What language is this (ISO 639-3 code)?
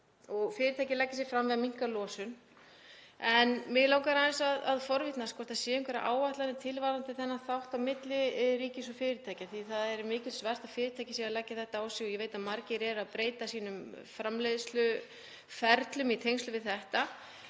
isl